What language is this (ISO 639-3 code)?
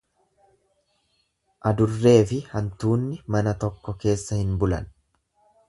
orm